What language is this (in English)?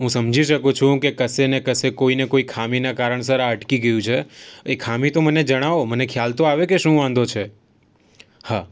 Gujarati